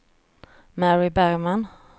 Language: Swedish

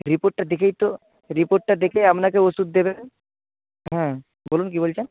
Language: Bangla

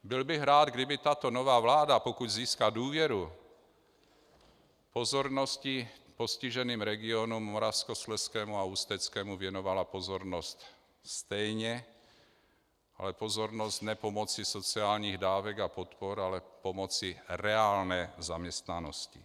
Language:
Czech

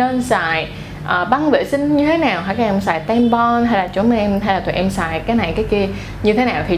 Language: Vietnamese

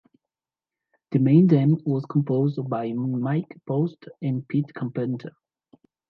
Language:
English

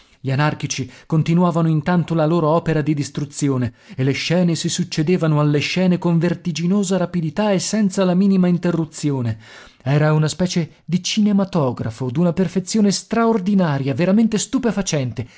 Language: Italian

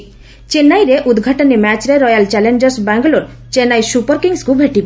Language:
Odia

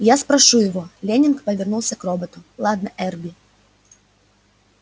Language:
Russian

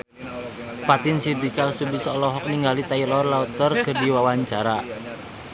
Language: Sundanese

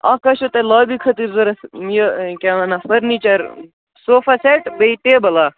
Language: Kashmiri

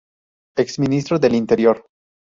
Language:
Spanish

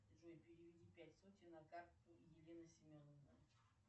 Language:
Russian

